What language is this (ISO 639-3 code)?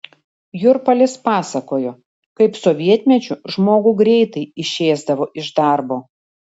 lit